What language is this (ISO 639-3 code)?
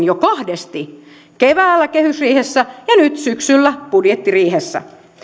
fin